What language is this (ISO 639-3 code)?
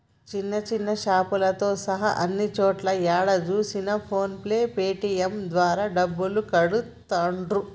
tel